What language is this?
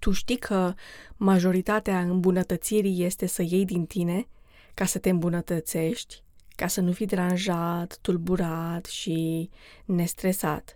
Romanian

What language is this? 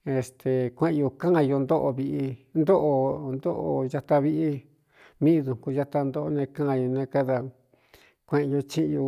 Cuyamecalco Mixtec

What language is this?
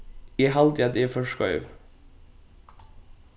Faroese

